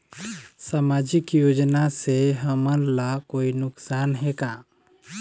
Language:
Chhattisgarhi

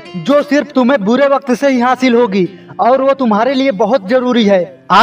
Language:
Hindi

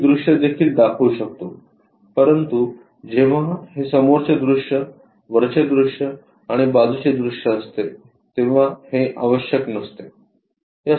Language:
Marathi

